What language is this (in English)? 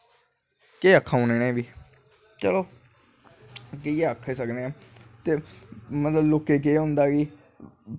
Dogri